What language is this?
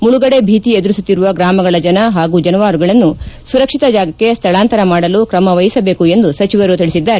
Kannada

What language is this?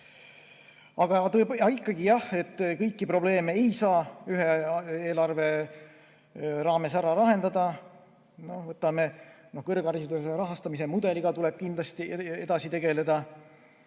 Estonian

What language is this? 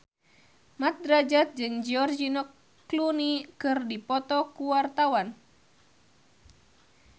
Sundanese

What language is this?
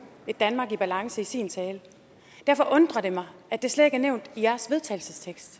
Danish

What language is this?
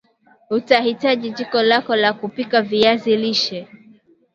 Swahili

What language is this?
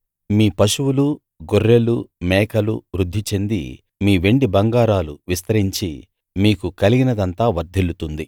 Telugu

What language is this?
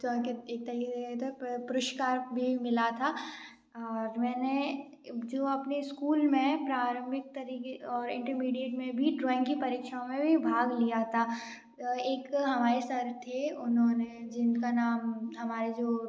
Hindi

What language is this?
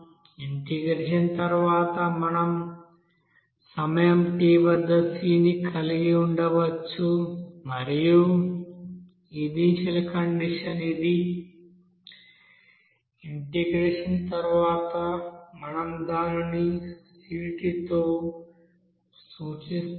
Telugu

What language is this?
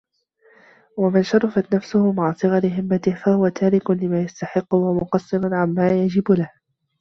Arabic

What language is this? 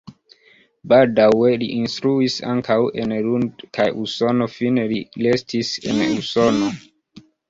Esperanto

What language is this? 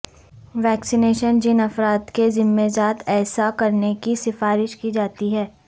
Urdu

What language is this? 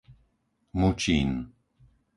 Slovak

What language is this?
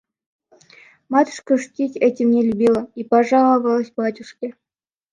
Russian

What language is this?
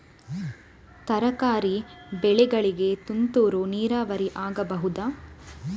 Kannada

